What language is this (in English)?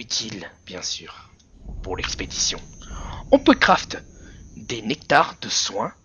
French